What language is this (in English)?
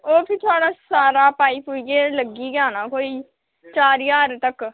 Dogri